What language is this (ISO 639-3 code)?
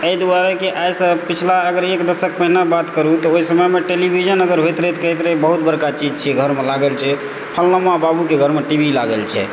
mai